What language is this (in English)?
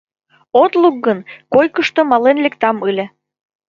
Mari